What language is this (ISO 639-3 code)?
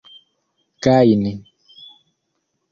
epo